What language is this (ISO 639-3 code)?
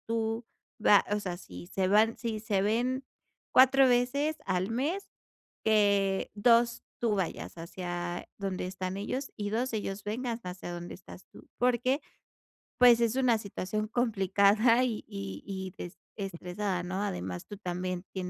spa